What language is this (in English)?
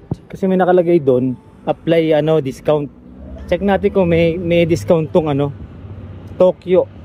Filipino